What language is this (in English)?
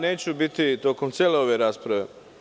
Serbian